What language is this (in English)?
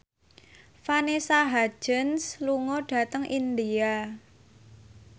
Javanese